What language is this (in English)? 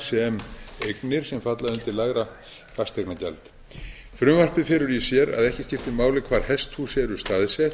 Icelandic